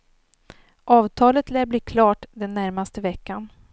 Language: Swedish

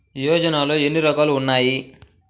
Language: Telugu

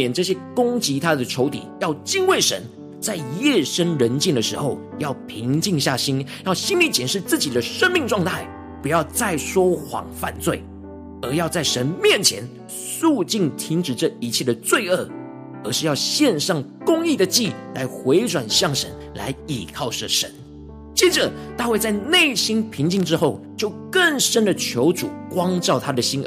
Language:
Chinese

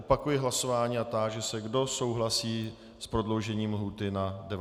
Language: Czech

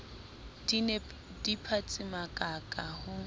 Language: Southern Sotho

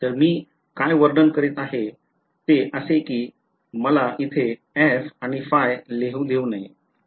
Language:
Marathi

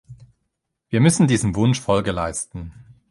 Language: German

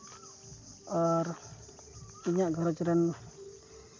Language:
Santali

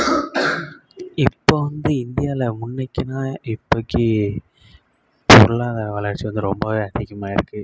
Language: Tamil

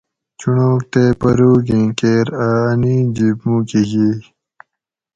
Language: Gawri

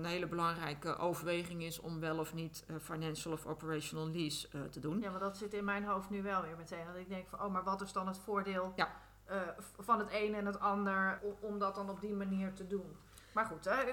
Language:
Dutch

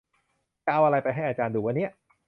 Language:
Thai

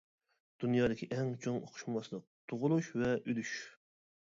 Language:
Uyghur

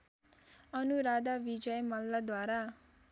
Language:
Nepali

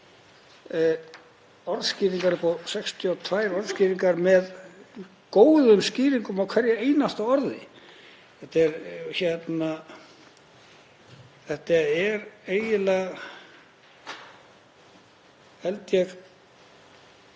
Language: Icelandic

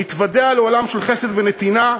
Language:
Hebrew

